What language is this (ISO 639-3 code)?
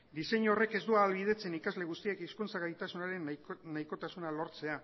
eus